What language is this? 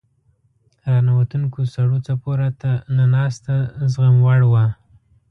Pashto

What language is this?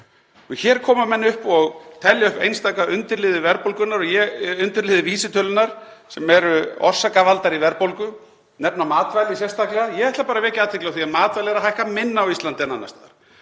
Icelandic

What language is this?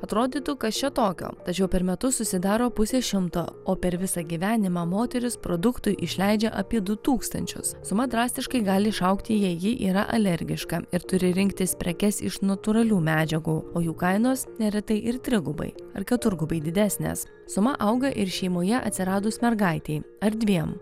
Lithuanian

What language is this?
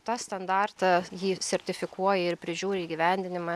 Lithuanian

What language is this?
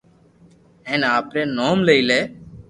Loarki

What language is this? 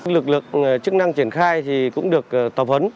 Vietnamese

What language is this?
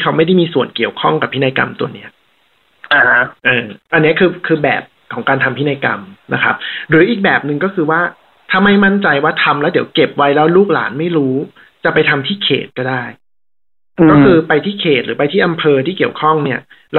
Thai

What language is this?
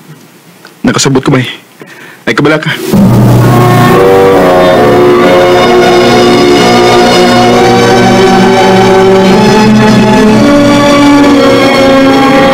Filipino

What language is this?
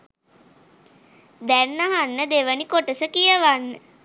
Sinhala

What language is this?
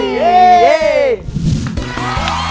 Thai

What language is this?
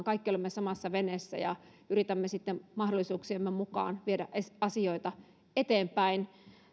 Finnish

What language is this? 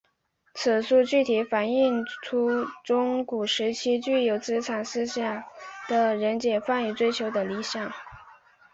Chinese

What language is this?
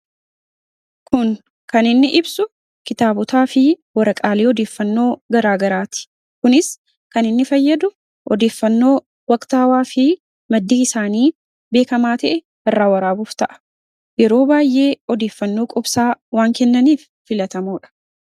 Oromo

